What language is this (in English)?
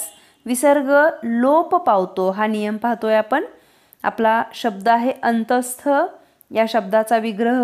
Marathi